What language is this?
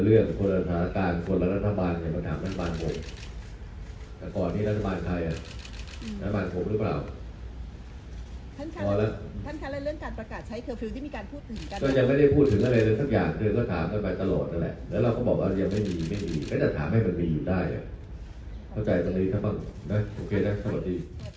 Thai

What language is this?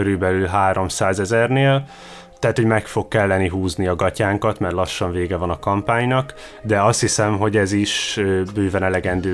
Hungarian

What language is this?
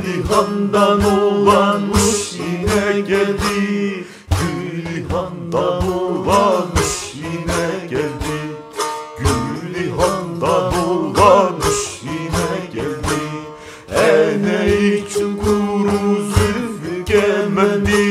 Turkish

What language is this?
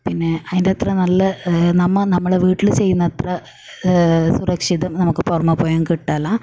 Malayalam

